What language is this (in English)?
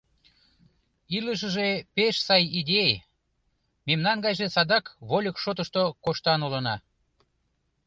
Mari